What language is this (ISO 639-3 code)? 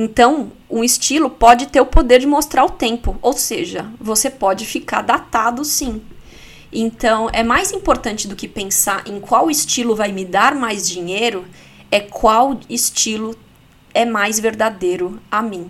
por